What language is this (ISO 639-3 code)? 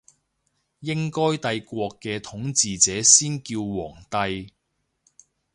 yue